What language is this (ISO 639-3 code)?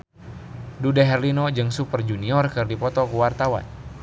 sun